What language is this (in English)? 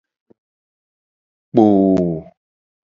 Gen